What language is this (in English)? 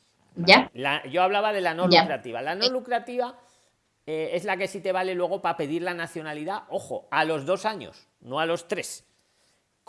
Spanish